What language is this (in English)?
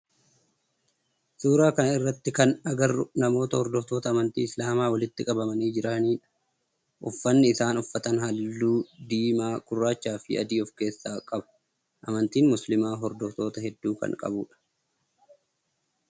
Oromo